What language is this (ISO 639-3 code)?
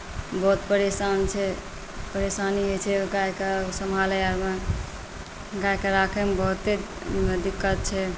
mai